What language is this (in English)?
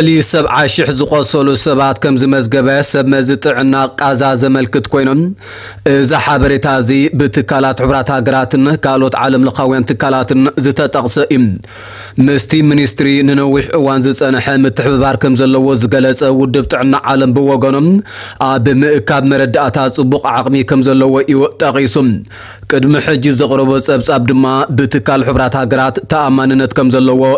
Arabic